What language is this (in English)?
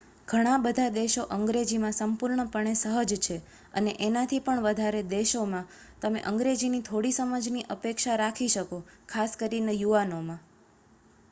Gujarati